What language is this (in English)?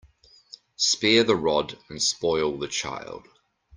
English